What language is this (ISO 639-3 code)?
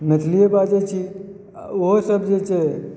mai